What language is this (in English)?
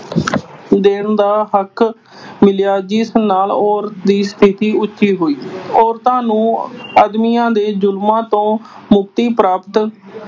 Punjabi